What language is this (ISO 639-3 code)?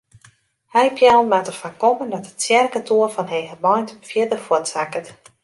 fry